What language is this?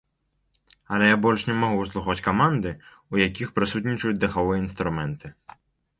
Belarusian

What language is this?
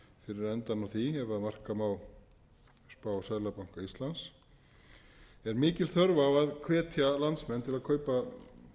Icelandic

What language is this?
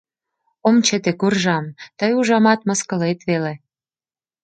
Mari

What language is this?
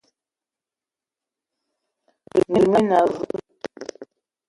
Eton (Cameroon)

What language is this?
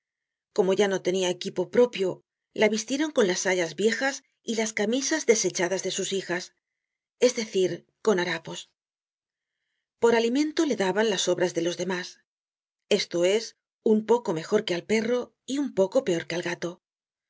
Spanish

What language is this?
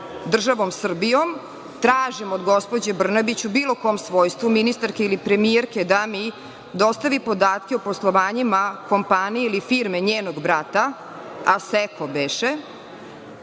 Serbian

